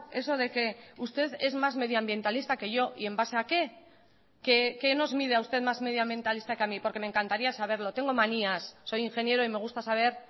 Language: Spanish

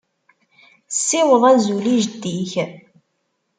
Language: Kabyle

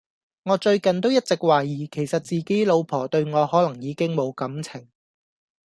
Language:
Cantonese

